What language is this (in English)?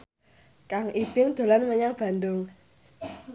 Javanese